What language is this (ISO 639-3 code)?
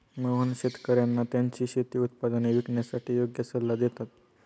mar